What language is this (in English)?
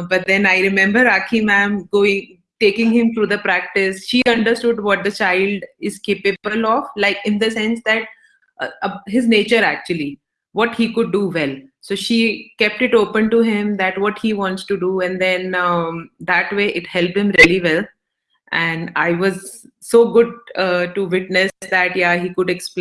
English